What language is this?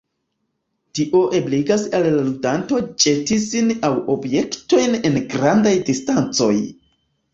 Esperanto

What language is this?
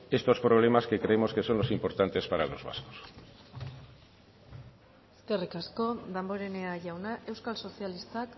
Spanish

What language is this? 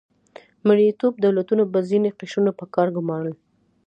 Pashto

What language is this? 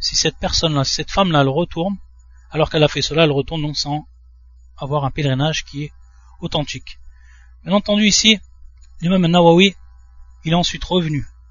French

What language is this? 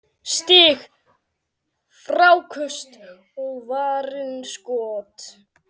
Icelandic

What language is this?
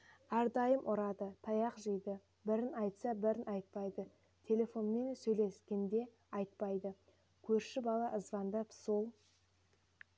Kazakh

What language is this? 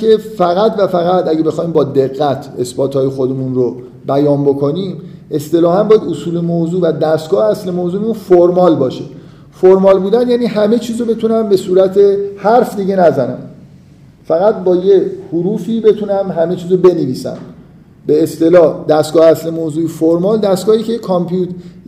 Persian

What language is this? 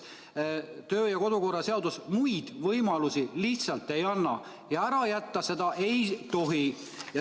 Estonian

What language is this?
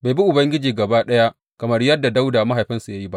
Hausa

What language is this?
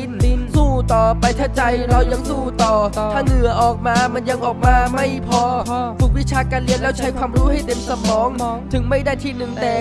Thai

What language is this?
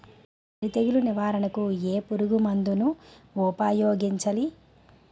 Telugu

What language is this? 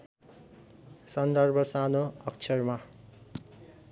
Nepali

